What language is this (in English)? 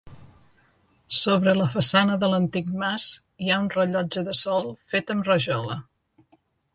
Catalan